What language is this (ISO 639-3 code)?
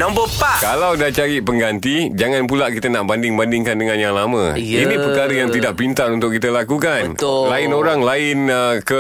msa